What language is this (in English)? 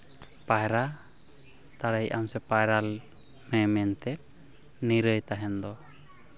Santali